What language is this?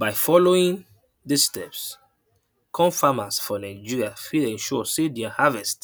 Nigerian Pidgin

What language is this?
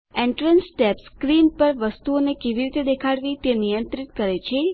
Gujarati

